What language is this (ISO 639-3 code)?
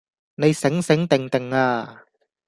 yue